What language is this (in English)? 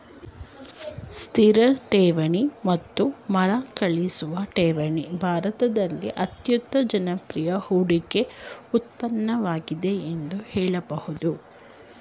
Kannada